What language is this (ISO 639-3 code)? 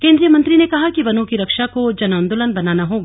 hin